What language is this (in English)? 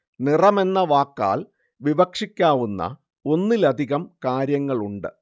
Malayalam